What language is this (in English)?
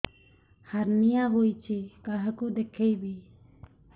Odia